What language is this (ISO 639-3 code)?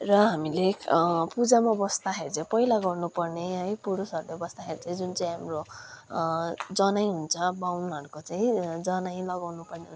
nep